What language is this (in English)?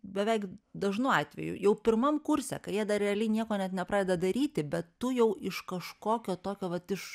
Lithuanian